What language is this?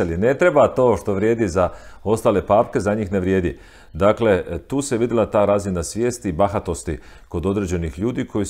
Croatian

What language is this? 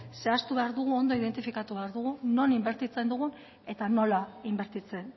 Basque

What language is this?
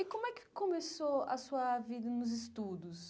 Portuguese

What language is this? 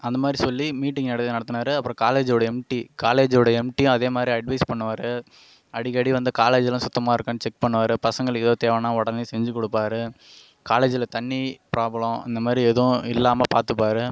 Tamil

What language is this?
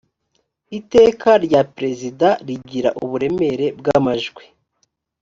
Kinyarwanda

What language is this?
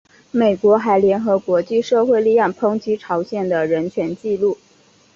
Chinese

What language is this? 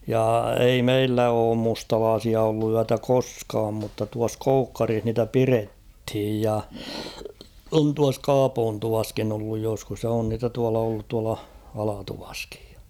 Finnish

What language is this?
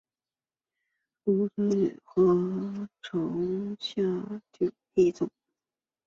Chinese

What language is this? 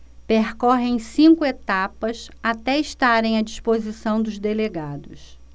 Portuguese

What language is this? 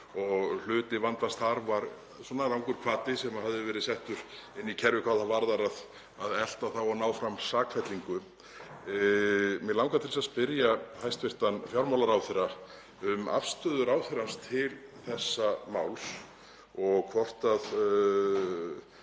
Icelandic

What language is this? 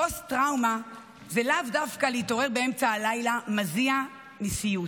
Hebrew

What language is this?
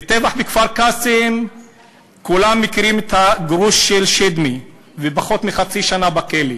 Hebrew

